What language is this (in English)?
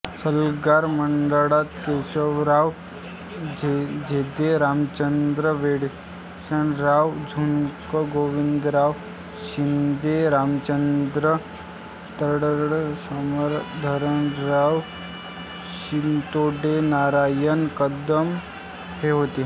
Marathi